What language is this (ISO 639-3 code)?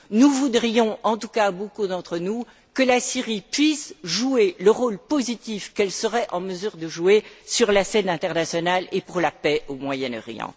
fra